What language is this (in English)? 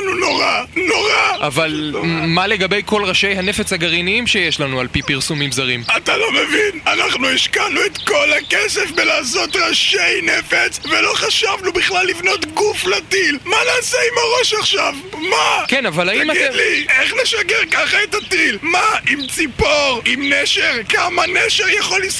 Hebrew